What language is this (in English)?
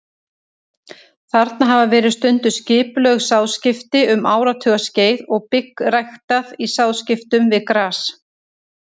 Icelandic